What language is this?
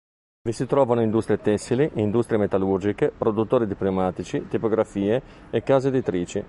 Italian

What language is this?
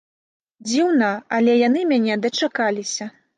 Belarusian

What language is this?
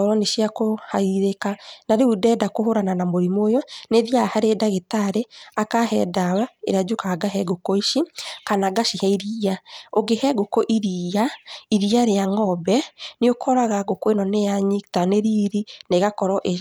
Kikuyu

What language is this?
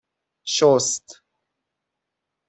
Persian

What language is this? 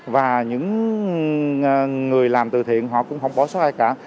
Vietnamese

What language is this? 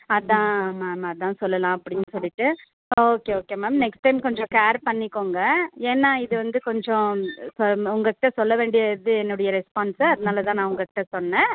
Tamil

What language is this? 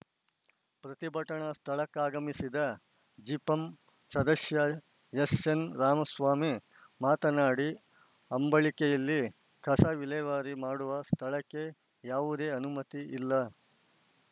Kannada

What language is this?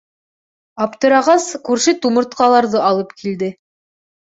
Bashkir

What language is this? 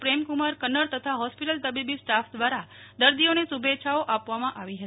Gujarati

